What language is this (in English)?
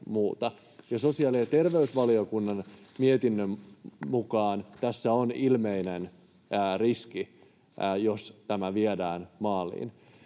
Finnish